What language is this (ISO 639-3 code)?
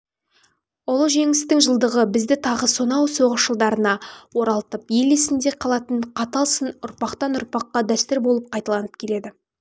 kaz